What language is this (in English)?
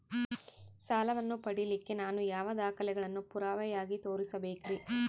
Kannada